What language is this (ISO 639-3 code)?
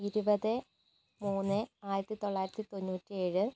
mal